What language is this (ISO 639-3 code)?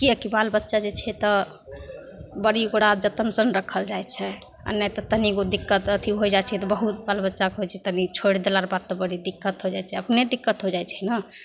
mai